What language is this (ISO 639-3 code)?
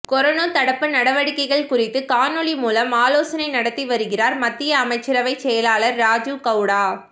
tam